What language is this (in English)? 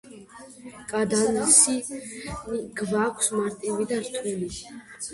Georgian